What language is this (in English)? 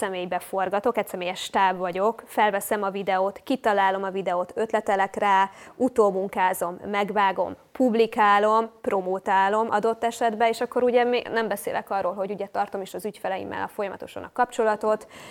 Hungarian